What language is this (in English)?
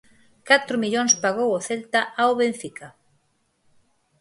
Galician